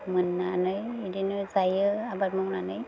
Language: Bodo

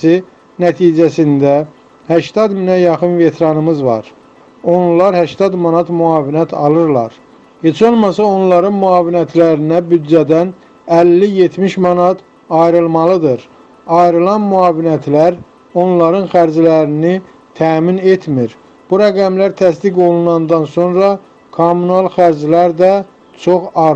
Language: Turkish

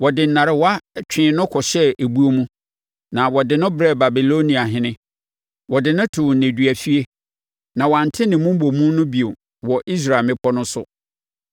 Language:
Akan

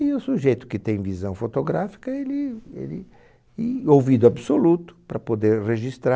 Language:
Portuguese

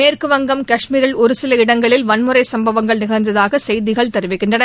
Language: Tamil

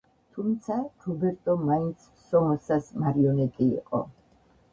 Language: Georgian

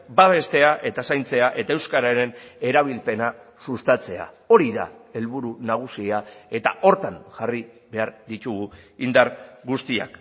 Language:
Basque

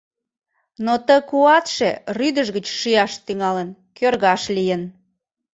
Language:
Mari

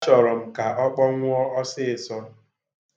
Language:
Igbo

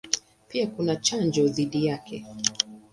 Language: Swahili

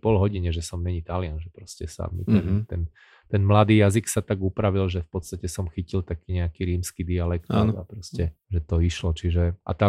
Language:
Slovak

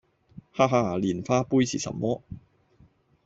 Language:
Cantonese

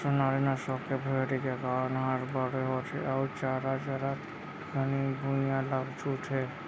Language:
Chhattisgarhi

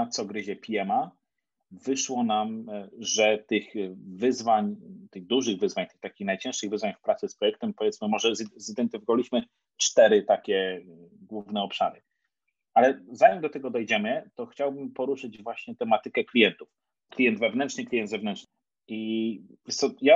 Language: Polish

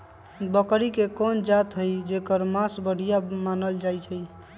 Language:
Magahi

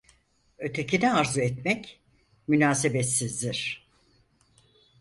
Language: Turkish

